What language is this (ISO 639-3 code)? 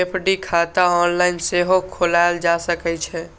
mai